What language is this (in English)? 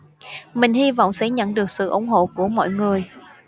Vietnamese